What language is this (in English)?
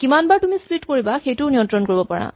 Assamese